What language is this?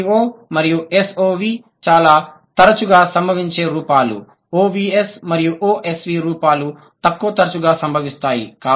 Telugu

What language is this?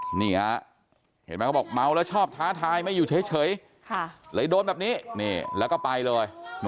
Thai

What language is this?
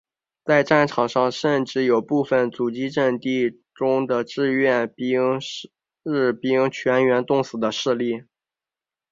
Chinese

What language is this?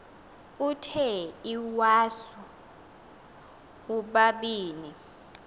Xhosa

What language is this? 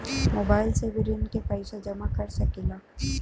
Bhojpuri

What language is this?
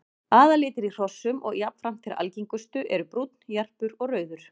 Icelandic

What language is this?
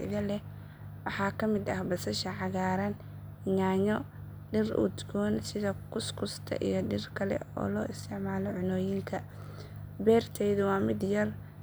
Somali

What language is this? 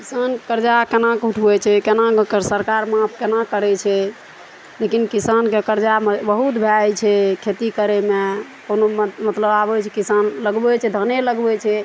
Maithili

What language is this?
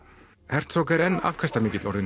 Icelandic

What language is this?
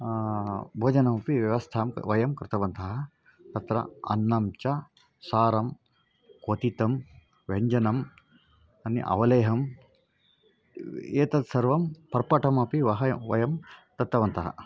Sanskrit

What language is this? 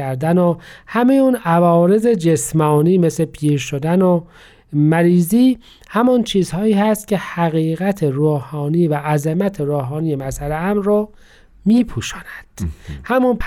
Persian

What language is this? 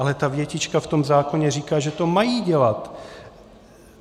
Czech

